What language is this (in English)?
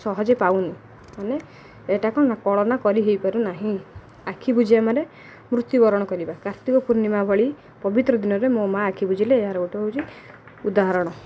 Odia